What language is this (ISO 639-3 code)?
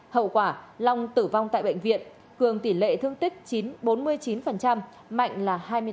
vie